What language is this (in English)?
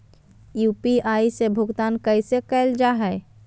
Magahi